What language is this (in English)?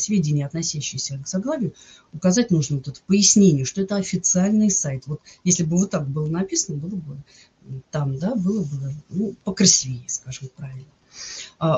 Russian